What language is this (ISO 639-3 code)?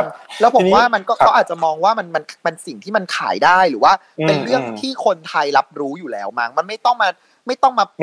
tha